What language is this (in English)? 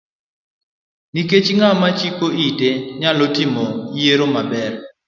Luo (Kenya and Tanzania)